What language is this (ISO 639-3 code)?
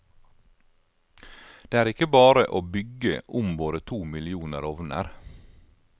nor